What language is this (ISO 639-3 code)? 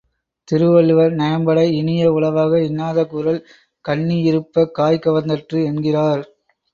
tam